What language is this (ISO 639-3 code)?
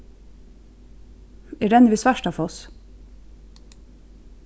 fao